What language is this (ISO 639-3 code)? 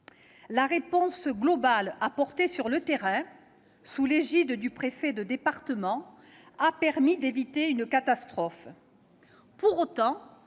fra